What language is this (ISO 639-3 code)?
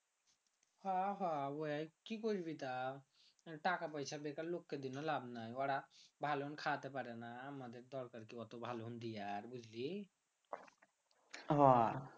ben